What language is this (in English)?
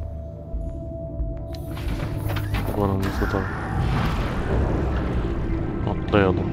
Turkish